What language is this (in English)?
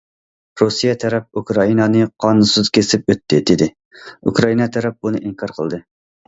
Uyghur